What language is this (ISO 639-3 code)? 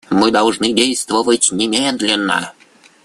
rus